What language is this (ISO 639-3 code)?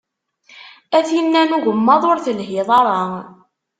kab